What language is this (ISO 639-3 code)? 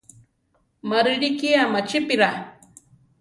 tar